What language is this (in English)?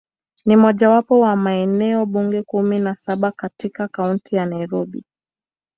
Swahili